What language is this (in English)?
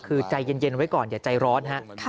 Thai